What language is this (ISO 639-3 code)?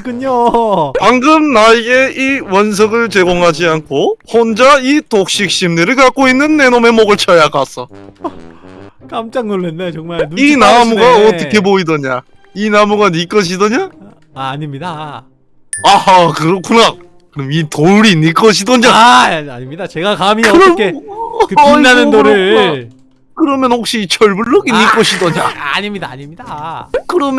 kor